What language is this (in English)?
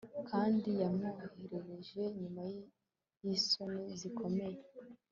Kinyarwanda